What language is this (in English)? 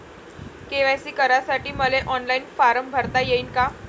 Marathi